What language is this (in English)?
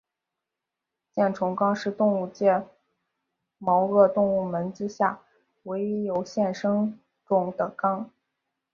Chinese